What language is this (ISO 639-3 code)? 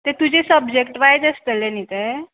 kok